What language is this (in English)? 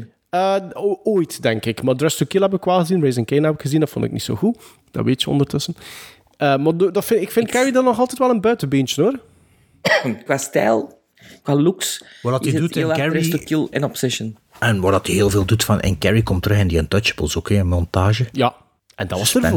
Dutch